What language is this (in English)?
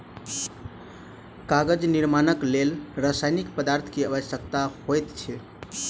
Maithili